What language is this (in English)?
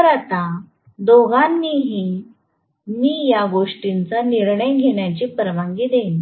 Marathi